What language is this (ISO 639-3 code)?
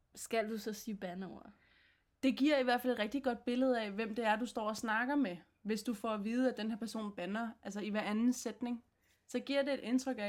dan